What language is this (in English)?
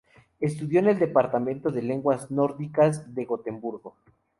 Spanish